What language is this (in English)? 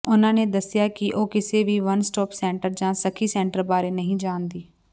Punjabi